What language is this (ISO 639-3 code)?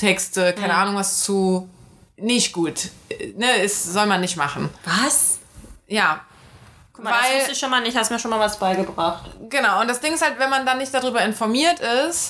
deu